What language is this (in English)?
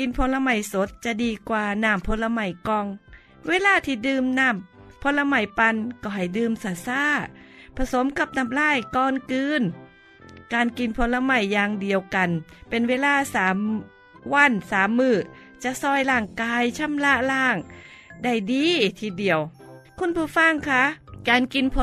Thai